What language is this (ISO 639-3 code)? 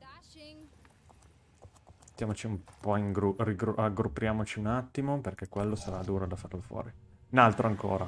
ita